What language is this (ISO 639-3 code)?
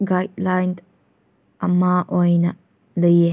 mni